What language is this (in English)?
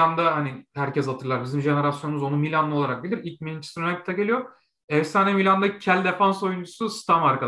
Turkish